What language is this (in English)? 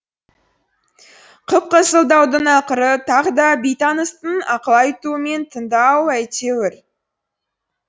Kazakh